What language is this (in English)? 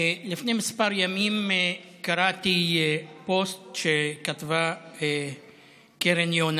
Hebrew